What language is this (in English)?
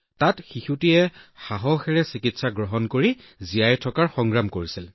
Assamese